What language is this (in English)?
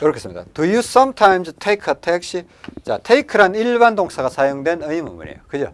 Korean